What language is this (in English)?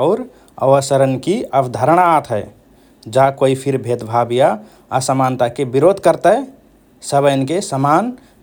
Rana Tharu